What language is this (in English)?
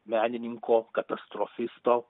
Lithuanian